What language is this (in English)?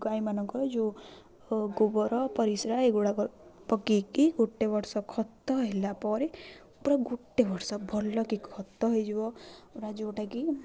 Odia